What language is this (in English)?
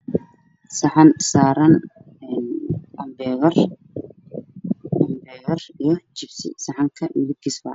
Somali